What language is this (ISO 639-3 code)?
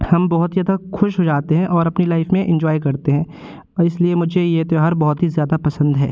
hin